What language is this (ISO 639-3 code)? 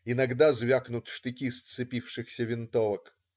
rus